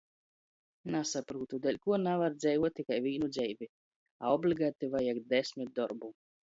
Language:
Latgalian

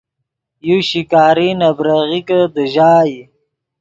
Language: Yidgha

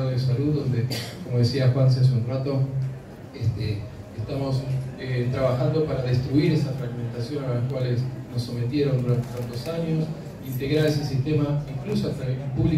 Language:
Spanish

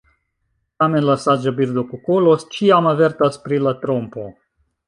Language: Esperanto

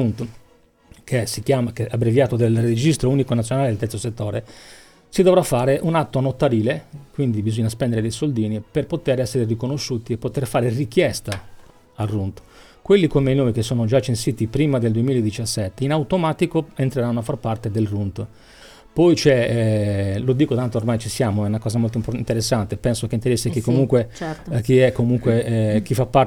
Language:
Italian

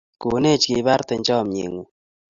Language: Kalenjin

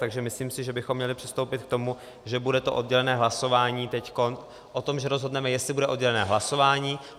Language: Czech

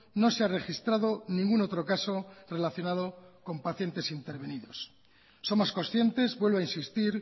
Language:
Spanish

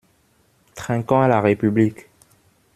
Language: French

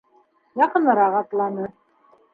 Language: Bashkir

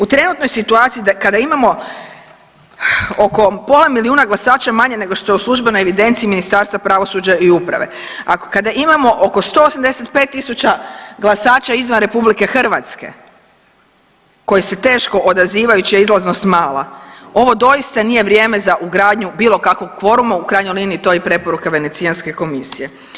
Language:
Croatian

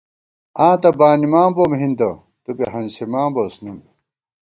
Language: Gawar-Bati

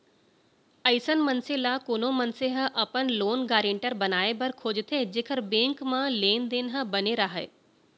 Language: Chhattisgarhi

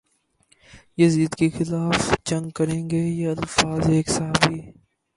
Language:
Urdu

